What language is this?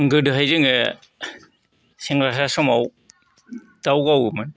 Bodo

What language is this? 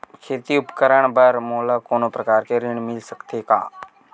Chhattisgarhi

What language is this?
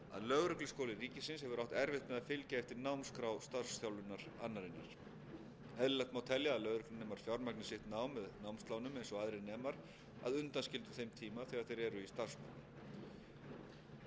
Icelandic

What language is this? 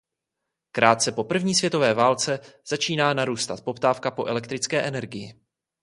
Czech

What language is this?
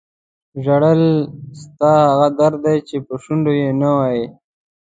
Pashto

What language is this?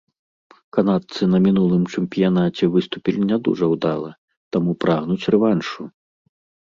Belarusian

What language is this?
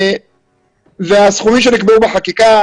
Hebrew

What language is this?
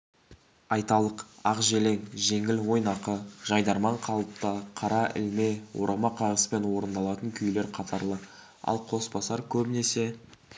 Kazakh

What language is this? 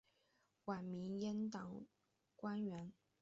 Chinese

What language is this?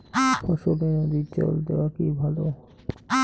Bangla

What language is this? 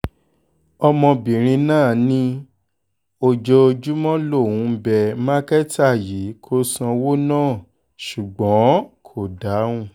Yoruba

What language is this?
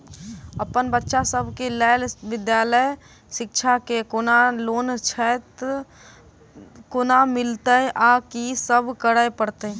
Maithili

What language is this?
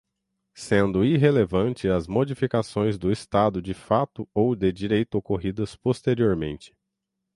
Portuguese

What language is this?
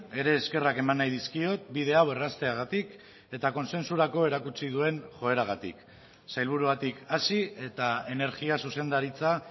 Basque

